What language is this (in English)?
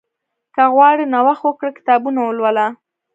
Pashto